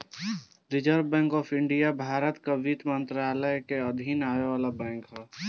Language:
Bhojpuri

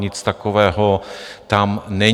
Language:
Czech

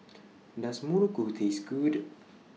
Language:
English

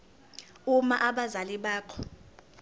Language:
Zulu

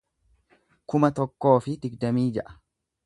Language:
Oromo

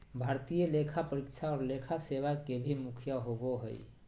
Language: Magahi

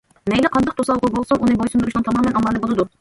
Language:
Uyghur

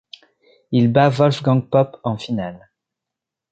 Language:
French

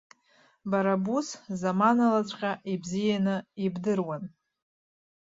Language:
Abkhazian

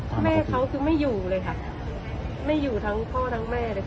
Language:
Thai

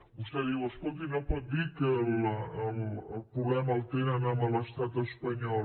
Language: Catalan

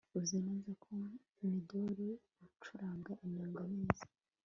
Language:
Kinyarwanda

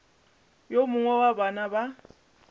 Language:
Northern Sotho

